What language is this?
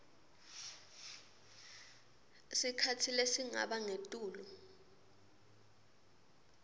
Swati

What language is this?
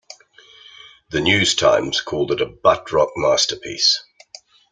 English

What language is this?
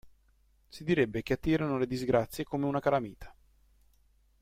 Italian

